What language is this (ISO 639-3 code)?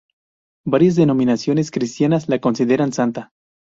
spa